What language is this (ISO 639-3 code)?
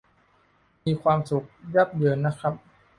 tha